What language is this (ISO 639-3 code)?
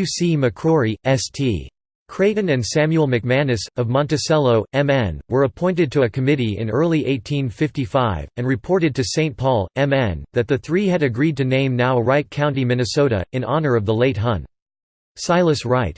eng